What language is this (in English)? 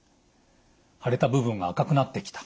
Japanese